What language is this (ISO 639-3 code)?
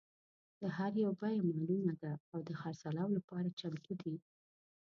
pus